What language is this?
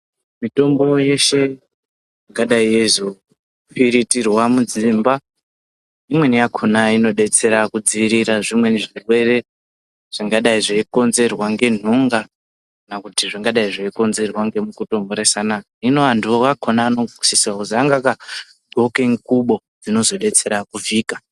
Ndau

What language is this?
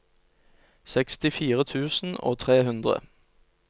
Norwegian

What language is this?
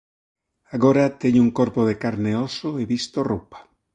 Galician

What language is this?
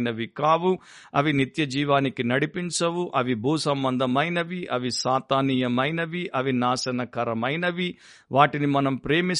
Telugu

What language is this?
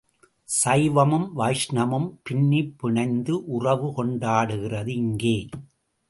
Tamil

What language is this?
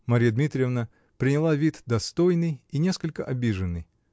Russian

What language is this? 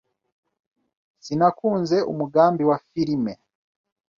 Kinyarwanda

